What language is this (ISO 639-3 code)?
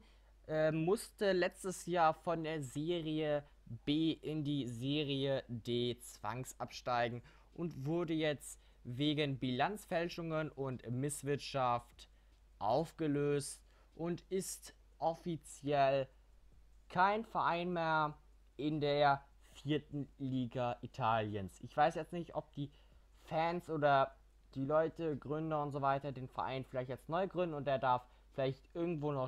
deu